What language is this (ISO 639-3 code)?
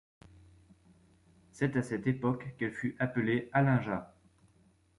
fra